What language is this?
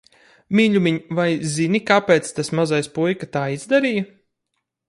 Latvian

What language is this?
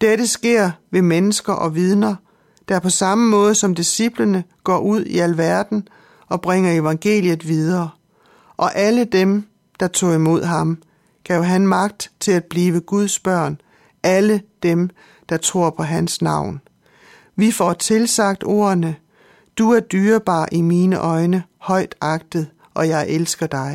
Danish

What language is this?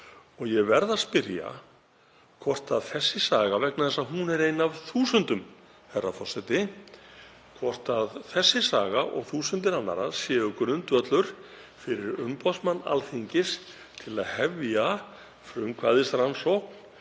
Icelandic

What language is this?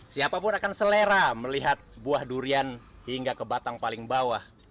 Indonesian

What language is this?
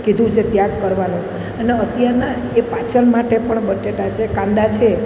Gujarati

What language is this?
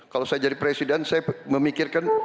Indonesian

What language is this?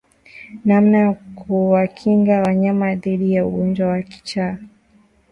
Swahili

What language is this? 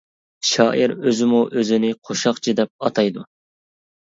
Uyghur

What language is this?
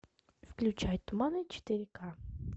Russian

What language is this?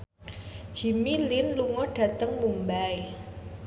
Javanese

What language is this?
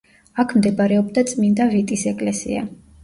Georgian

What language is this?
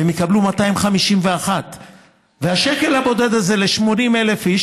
Hebrew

